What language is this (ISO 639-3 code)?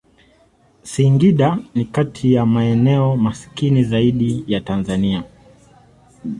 swa